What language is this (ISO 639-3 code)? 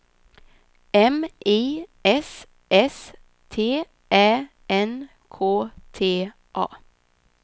swe